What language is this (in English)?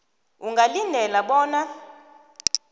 South Ndebele